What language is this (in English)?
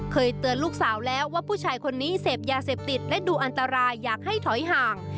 Thai